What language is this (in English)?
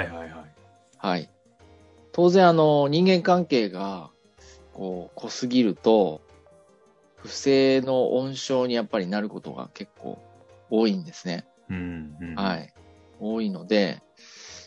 Japanese